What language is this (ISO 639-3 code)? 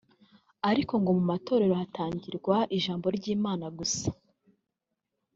kin